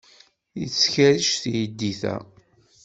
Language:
Kabyle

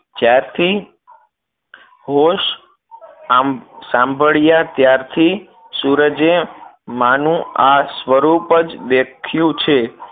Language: Gujarati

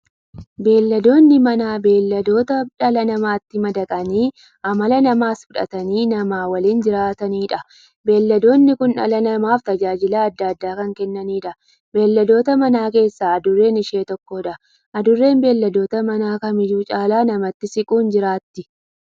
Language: Oromo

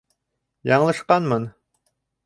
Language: Bashkir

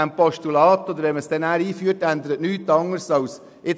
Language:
Swiss German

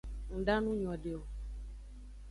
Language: Aja (Benin)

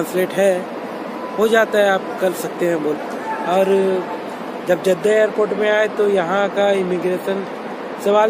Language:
Hindi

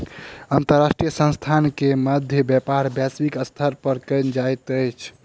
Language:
Maithili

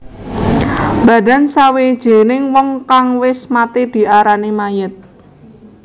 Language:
Javanese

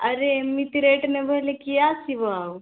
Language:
Odia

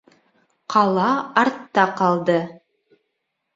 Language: Bashkir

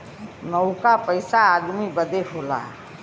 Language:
Bhojpuri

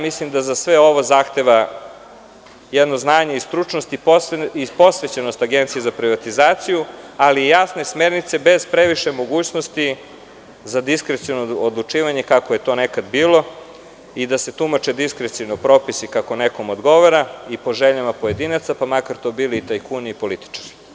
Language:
Serbian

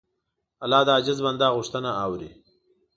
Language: Pashto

